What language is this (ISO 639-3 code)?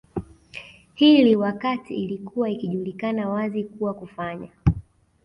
swa